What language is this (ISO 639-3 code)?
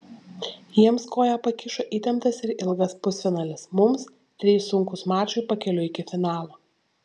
lit